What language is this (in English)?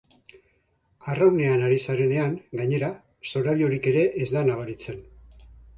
Basque